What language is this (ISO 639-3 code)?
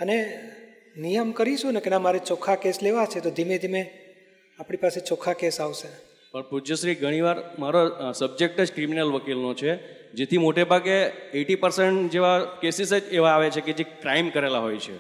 guj